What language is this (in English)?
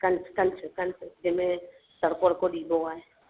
Sindhi